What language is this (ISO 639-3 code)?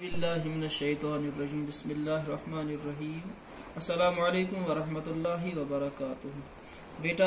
tur